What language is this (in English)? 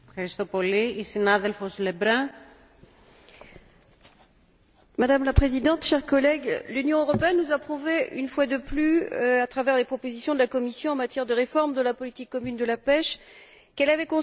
French